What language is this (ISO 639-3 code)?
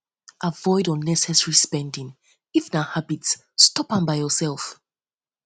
pcm